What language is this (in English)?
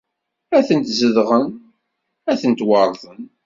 Kabyle